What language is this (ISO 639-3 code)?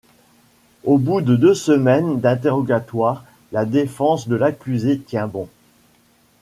fra